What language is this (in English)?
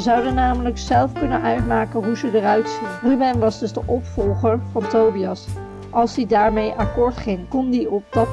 Dutch